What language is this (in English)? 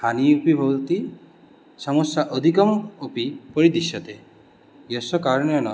Sanskrit